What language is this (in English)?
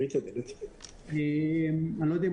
Hebrew